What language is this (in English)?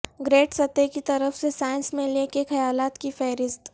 Urdu